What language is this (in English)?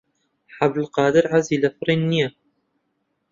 Central Kurdish